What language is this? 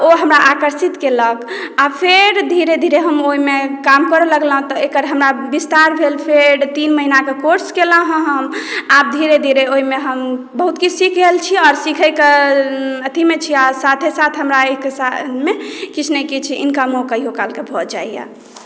Maithili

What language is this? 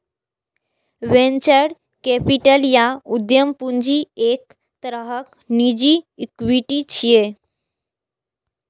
Maithili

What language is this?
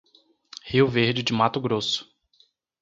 Portuguese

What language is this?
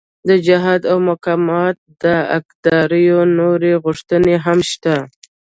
Pashto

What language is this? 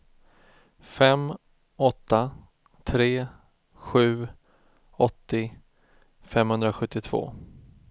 Swedish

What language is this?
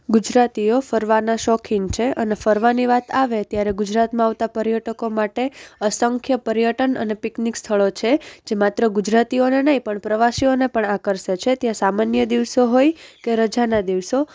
Gujarati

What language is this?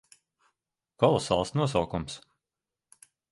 Latvian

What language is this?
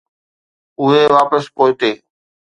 Sindhi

